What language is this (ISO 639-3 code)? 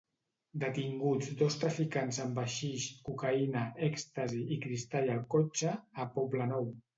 cat